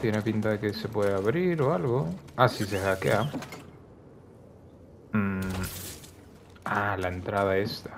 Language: Spanish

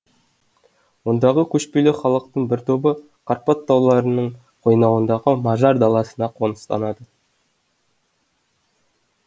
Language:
Kazakh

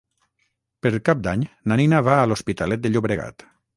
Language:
Catalan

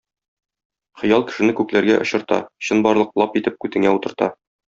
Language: Tatar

